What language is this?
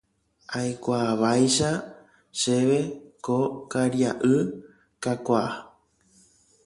Guarani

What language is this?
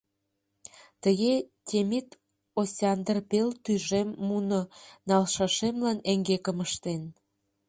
Mari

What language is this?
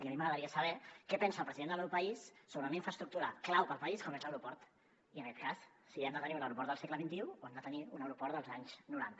Catalan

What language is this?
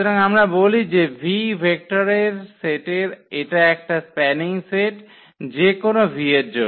Bangla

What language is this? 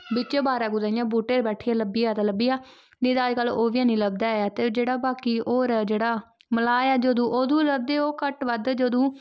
Dogri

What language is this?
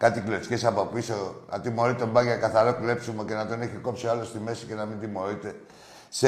Greek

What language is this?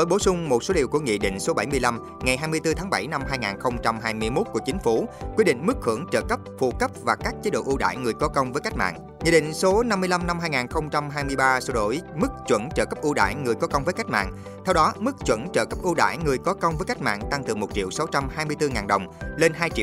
Vietnamese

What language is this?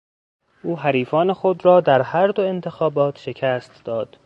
Persian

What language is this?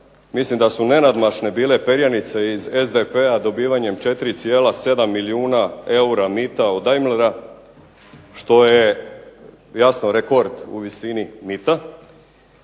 Croatian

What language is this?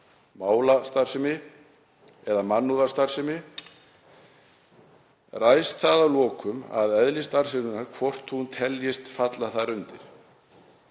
Icelandic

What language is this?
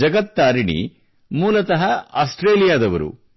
Kannada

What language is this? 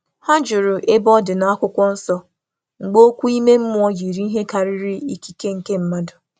Igbo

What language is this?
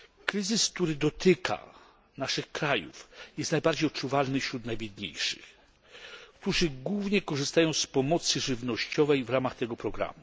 Polish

